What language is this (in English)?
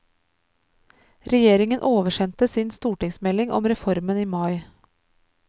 Norwegian